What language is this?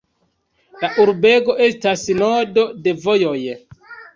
Esperanto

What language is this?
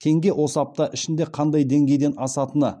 Kazakh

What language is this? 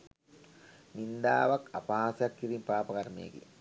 Sinhala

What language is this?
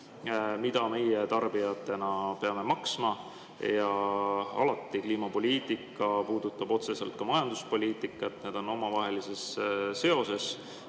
Estonian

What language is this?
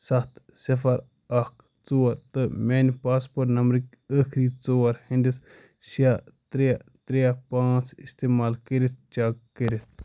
Kashmiri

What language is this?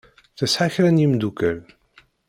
Kabyle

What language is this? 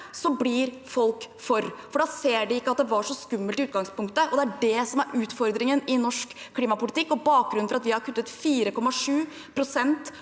Norwegian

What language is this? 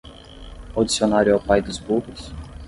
Portuguese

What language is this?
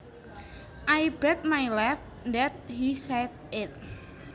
Javanese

